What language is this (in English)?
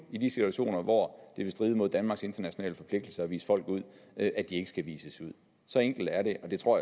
Danish